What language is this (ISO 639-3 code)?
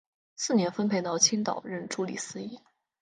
zho